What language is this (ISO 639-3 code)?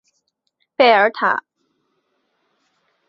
zho